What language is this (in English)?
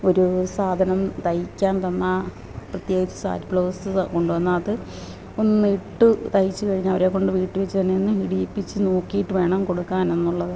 Malayalam